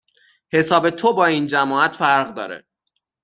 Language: Persian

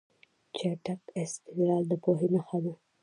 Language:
Pashto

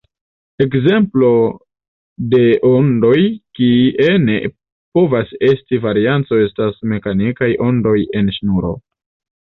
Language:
Esperanto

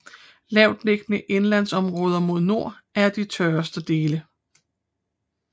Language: Danish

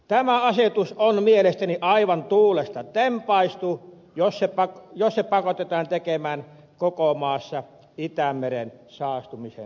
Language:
Finnish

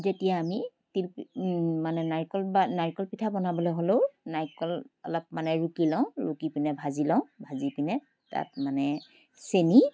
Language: Assamese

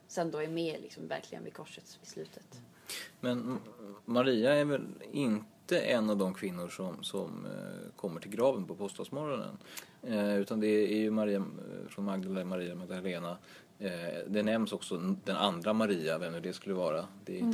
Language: Swedish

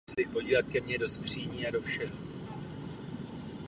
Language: Czech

